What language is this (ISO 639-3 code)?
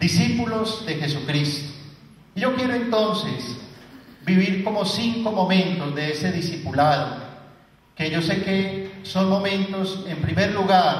spa